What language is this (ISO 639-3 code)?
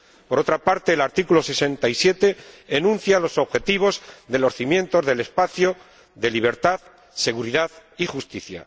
spa